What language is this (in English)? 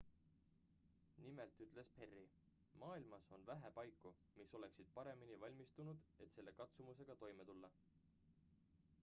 Estonian